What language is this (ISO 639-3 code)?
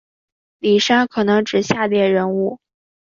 zho